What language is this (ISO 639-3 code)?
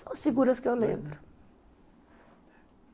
por